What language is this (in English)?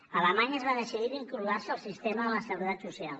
Catalan